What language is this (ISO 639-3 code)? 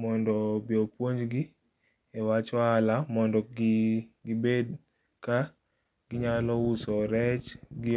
luo